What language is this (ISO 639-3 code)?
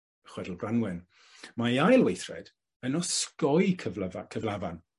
cym